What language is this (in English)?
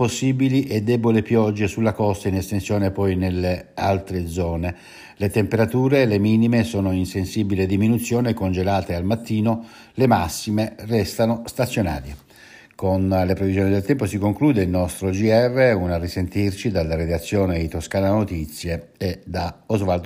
Italian